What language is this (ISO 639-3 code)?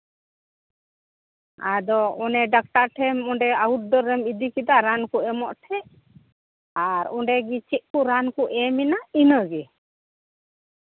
sat